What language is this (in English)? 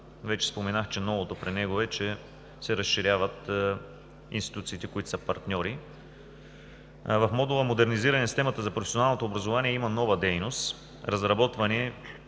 Bulgarian